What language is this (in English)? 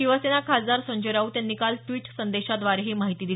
Marathi